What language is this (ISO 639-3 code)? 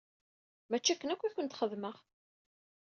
kab